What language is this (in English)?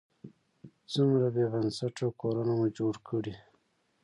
Pashto